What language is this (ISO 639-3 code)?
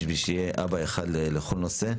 heb